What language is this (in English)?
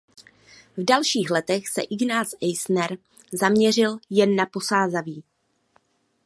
Czech